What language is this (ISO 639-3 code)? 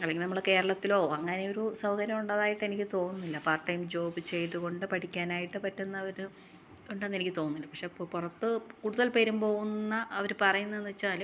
mal